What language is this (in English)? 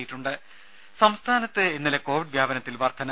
Malayalam